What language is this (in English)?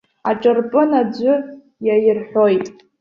Abkhazian